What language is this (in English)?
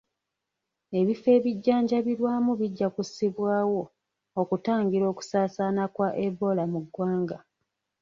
Ganda